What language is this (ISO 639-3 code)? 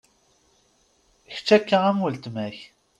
kab